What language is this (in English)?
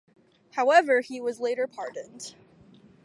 English